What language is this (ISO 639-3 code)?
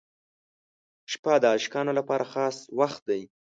pus